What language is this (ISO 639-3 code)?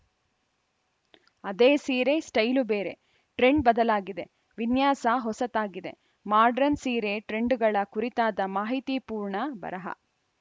kan